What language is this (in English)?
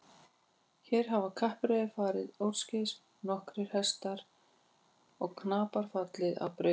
Icelandic